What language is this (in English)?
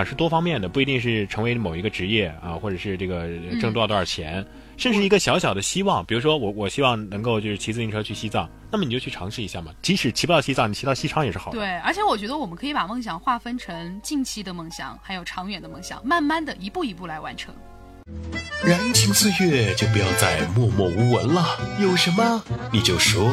Chinese